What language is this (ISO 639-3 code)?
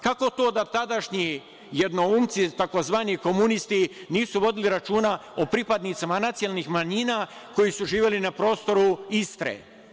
srp